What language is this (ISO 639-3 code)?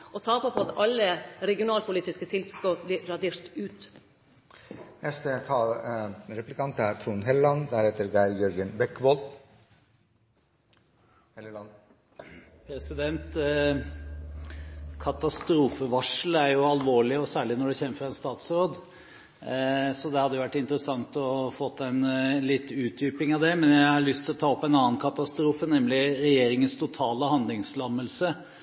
nor